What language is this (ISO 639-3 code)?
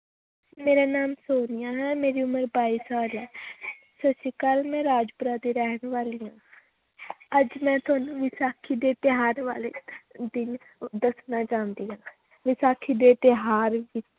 pan